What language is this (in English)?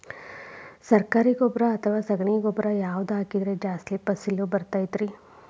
Kannada